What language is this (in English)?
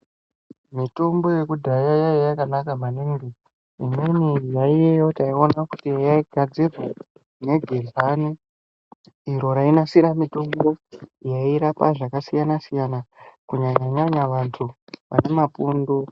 Ndau